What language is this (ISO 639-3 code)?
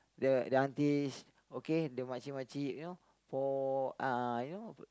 eng